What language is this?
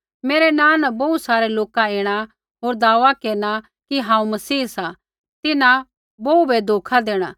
Kullu Pahari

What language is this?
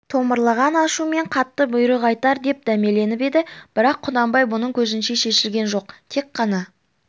Kazakh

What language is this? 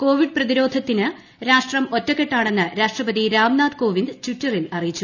Malayalam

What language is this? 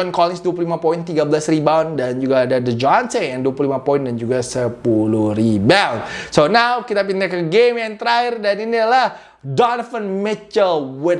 Indonesian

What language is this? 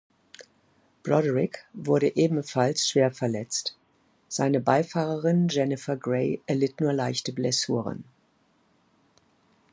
German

